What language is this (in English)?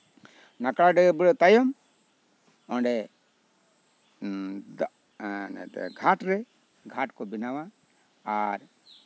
Santali